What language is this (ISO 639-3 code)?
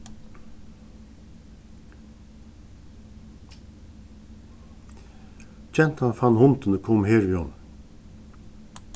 fao